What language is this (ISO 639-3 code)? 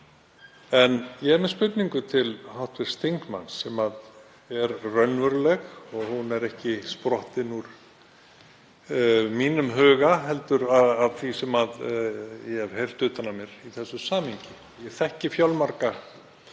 isl